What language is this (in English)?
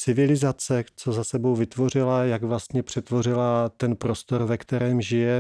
Czech